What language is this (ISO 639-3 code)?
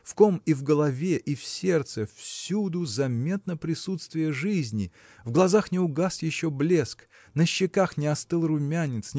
rus